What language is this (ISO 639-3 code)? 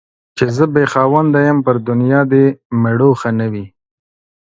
pus